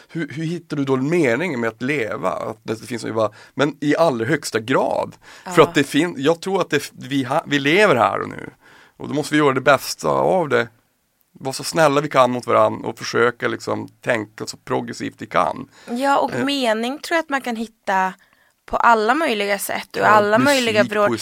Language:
Swedish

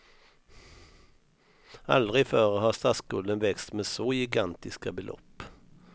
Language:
Swedish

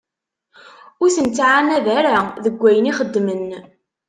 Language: Kabyle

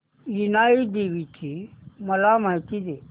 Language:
Marathi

